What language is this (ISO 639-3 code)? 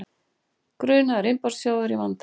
isl